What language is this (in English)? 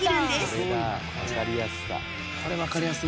Japanese